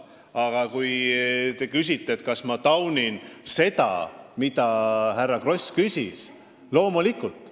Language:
Estonian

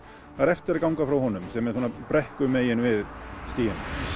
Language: Icelandic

